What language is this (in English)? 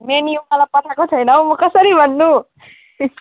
Nepali